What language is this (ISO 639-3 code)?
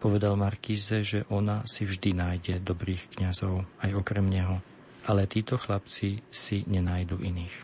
slk